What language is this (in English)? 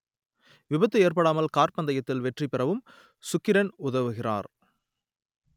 Tamil